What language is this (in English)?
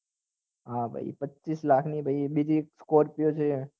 Gujarati